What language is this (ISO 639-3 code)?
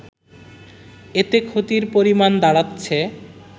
ben